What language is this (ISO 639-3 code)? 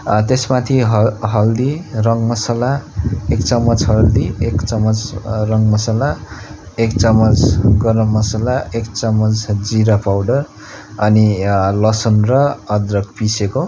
nep